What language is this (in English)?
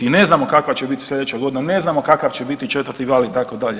Croatian